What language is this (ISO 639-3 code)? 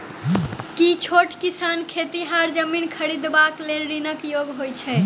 mai